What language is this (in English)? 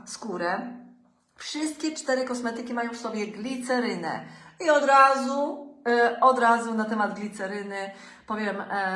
Polish